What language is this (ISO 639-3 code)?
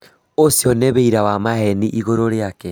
kik